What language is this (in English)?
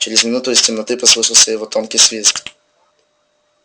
Russian